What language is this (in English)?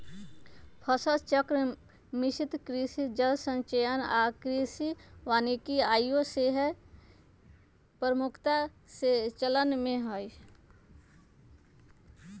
Magahi